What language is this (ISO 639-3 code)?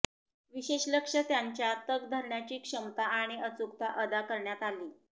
mar